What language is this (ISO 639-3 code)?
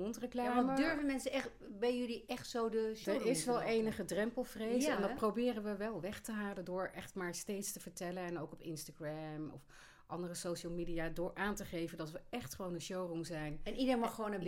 nld